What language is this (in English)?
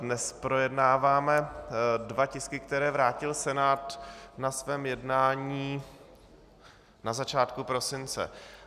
Czech